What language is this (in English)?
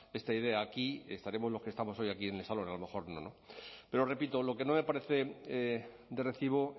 Spanish